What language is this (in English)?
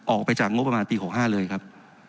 Thai